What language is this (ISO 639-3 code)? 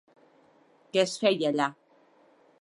cat